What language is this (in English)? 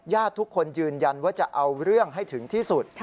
Thai